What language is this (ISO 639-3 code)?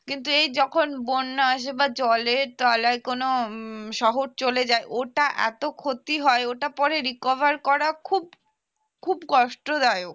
ben